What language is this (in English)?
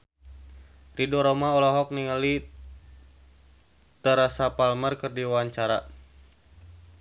Sundanese